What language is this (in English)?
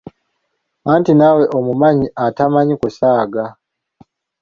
Ganda